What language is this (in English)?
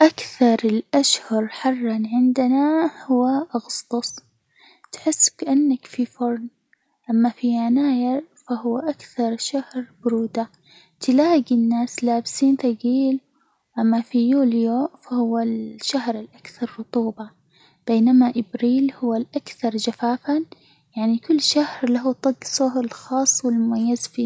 Hijazi Arabic